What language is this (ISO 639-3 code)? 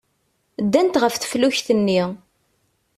kab